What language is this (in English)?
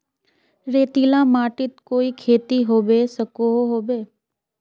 Magahi